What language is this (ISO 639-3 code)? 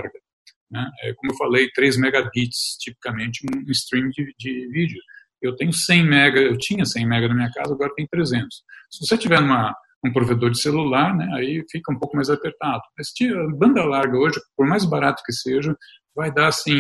por